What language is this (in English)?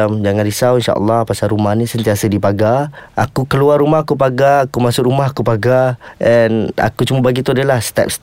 Malay